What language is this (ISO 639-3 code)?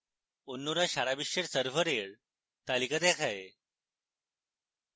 ben